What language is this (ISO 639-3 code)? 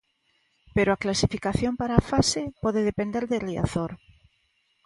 glg